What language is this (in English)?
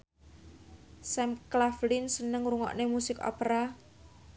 Javanese